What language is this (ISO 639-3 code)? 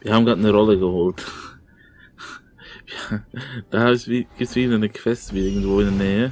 deu